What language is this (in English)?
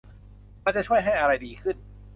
Thai